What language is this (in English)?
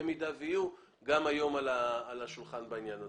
Hebrew